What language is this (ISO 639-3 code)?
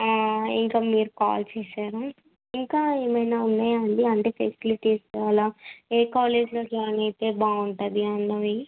tel